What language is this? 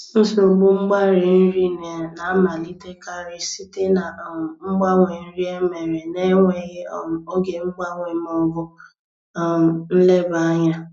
Igbo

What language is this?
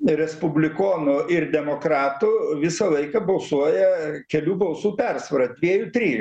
Lithuanian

